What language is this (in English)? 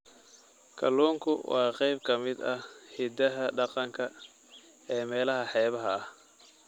Somali